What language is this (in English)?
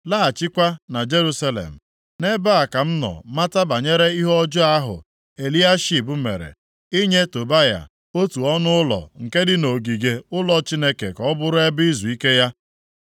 Igbo